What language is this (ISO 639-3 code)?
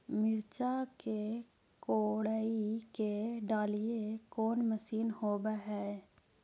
mag